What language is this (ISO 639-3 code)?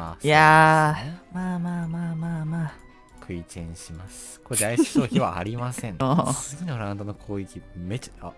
jpn